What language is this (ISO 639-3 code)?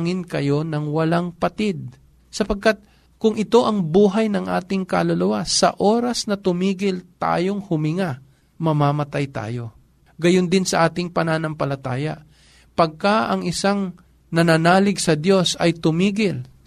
fil